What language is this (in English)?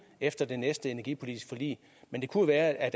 Danish